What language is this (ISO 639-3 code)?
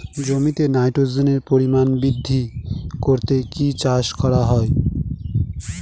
ben